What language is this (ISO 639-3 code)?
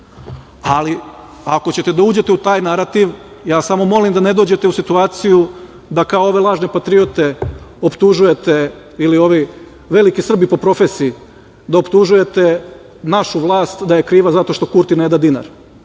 srp